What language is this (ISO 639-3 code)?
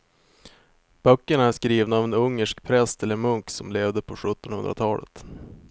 swe